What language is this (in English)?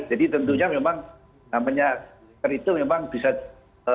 Indonesian